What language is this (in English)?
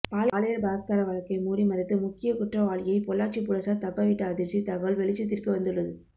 Tamil